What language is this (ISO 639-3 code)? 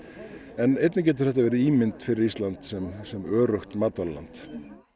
isl